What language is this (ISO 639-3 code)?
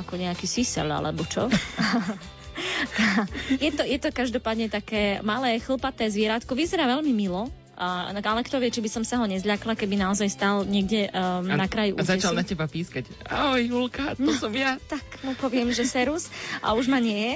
slk